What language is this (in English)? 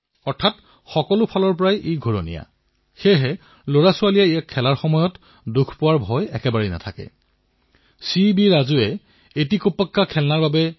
Assamese